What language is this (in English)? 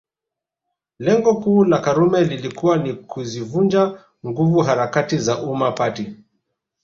Swahili